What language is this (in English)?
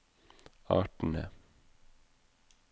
Norwegian